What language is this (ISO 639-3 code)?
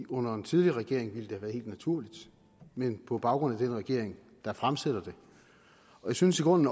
dan